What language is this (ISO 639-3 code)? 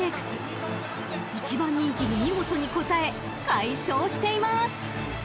jpn